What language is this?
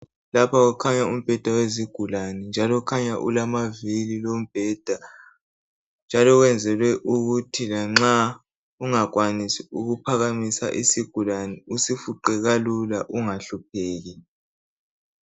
North Ndebele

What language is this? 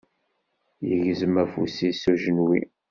Kabyle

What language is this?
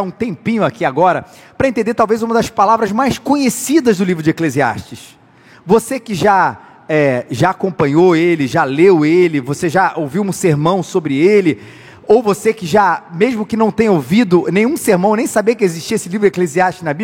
Portuguese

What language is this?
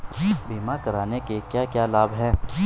Hindi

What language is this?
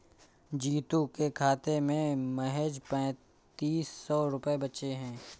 Hindi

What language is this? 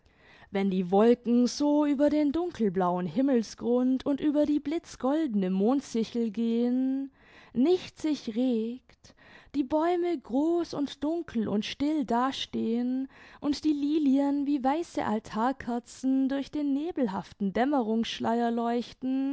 German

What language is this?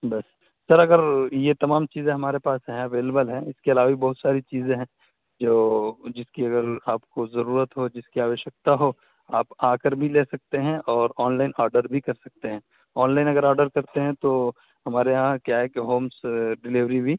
Urdu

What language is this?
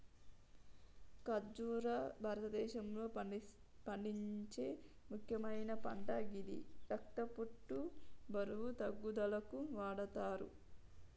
Telugu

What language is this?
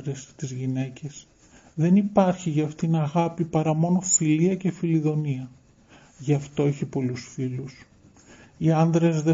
Greek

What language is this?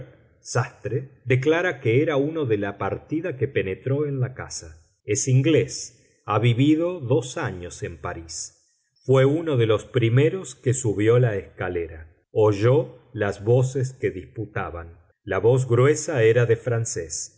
Spanish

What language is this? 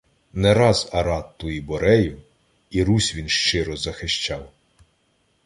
Ukrainian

